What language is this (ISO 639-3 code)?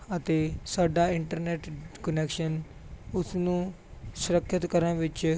pan